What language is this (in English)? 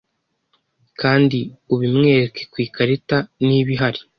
Kinyarwanda